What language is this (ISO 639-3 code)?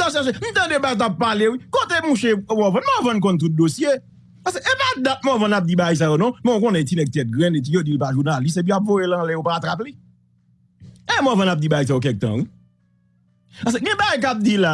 fra